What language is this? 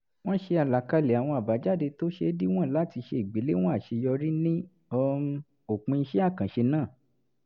Yoruba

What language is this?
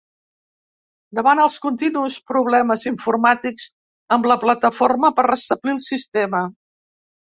Catalan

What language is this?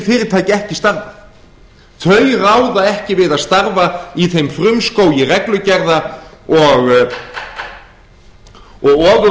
Icelandic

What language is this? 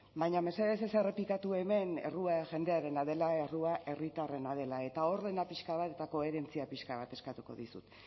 Basque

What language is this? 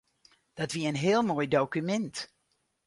Western Frisian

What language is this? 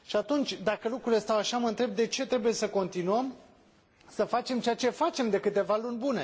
Romanian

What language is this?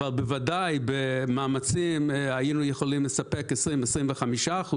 Hebrew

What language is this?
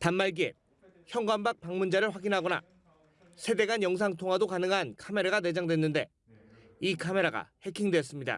Korean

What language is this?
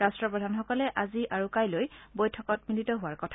Assamese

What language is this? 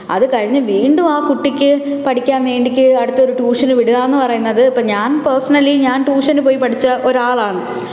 Malayalam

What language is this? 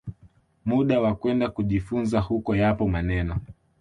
Swahili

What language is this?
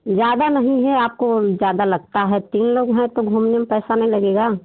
Hindi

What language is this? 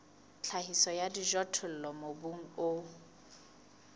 Southern Sotho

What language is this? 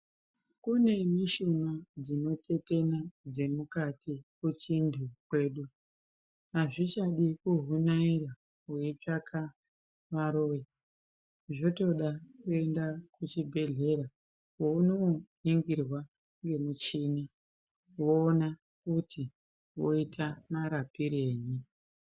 Ndau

